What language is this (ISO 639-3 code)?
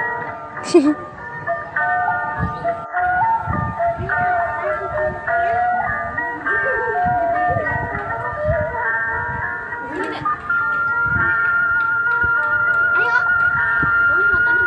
ind